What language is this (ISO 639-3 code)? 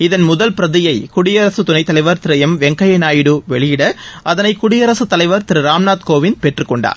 tam